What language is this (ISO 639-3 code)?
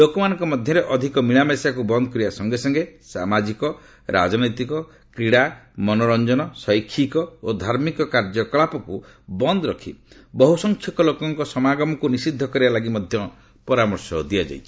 ori